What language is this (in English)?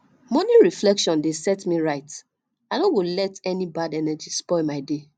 Nigerian Pidgin